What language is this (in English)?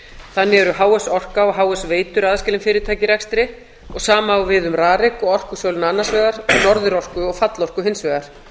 Icelandic